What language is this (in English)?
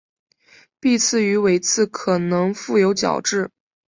Chinese